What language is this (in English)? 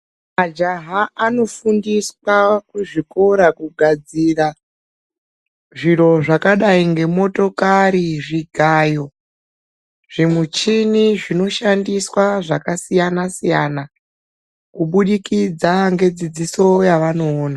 Ndau